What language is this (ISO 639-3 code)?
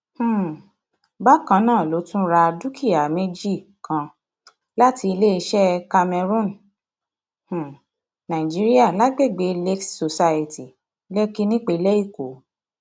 yor